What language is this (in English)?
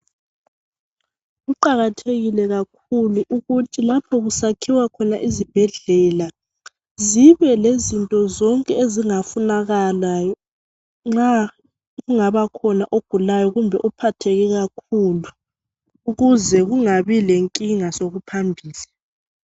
North Ndebele